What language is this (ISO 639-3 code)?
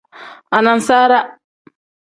kdh